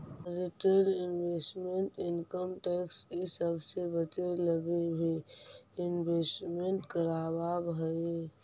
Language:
Magahi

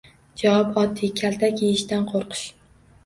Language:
Uzbek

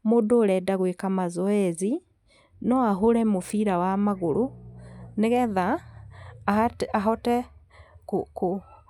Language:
Kikuyu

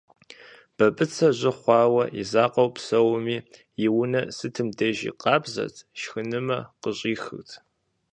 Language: Kabardian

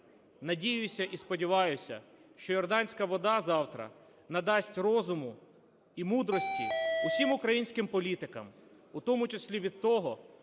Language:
Ukrainian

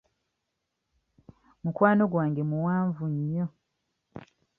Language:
Ganda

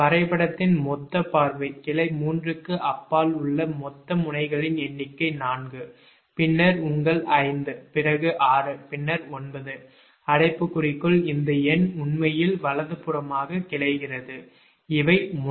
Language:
Tamil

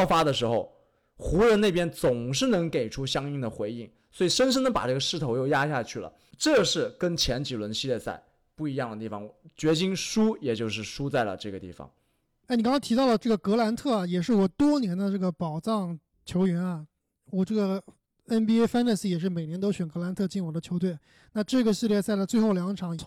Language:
Chinese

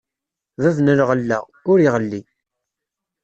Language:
Kabyle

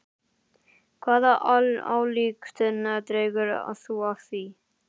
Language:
Icelandic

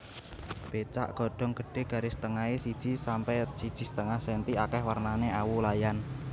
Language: Javanese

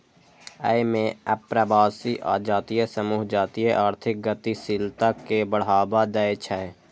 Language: Maithili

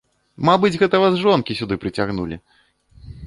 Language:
Belarusian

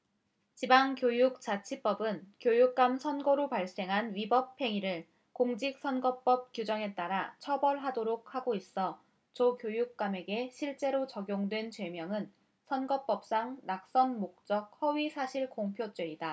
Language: Korean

